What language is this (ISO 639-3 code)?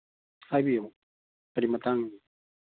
mni